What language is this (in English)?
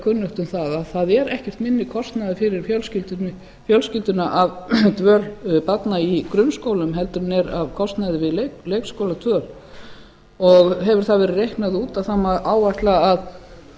Icelandic